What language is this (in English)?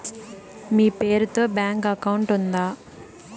Telugu